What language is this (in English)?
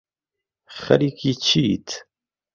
Central Kurdish